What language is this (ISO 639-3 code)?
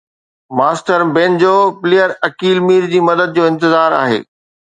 snd